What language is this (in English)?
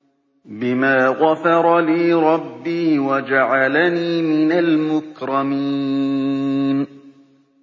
Arabic